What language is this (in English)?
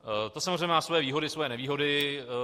Czech